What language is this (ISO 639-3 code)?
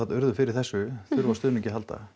isl